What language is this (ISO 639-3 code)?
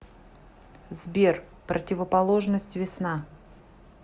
rus